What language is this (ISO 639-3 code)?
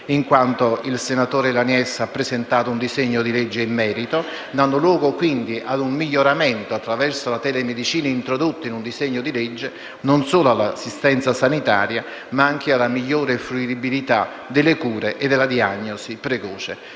ita